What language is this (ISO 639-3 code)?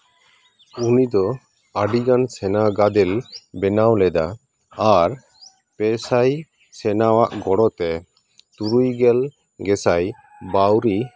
sat